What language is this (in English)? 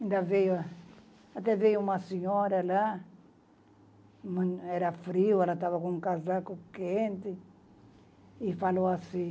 Portuguese